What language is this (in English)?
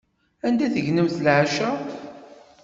Kabyle